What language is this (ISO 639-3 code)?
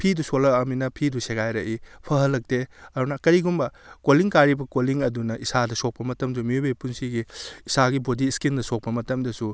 mni